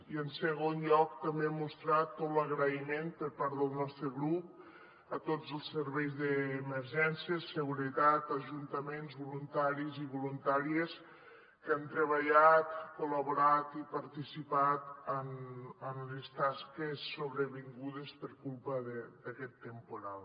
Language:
Catalan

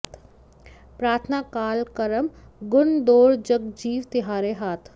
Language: Sanskrit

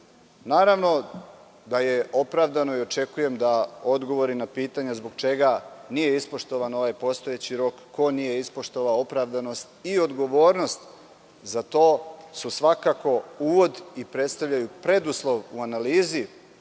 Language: Serbian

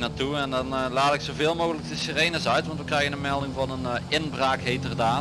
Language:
Dutch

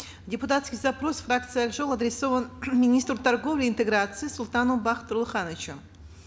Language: Kazakh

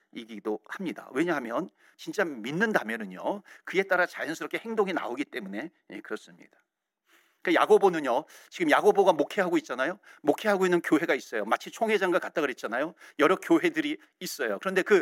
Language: Korean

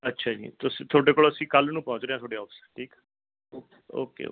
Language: Punjabi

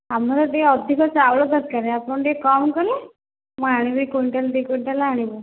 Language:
Odia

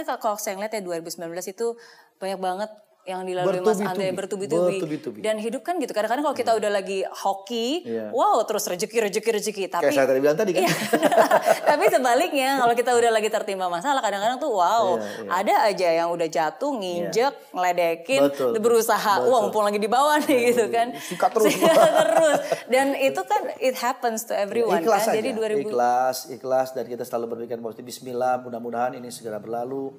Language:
Indonesian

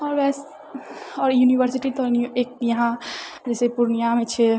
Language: Maithili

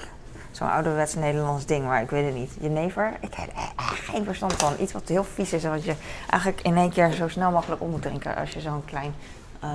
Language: Dutch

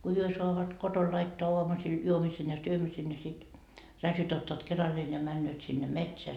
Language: Finnish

